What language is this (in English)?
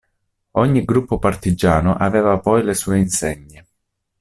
Italian